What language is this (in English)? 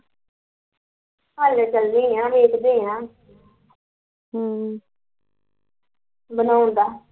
Punjabi